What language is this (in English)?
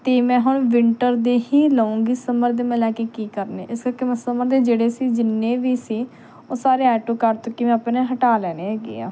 Punjabi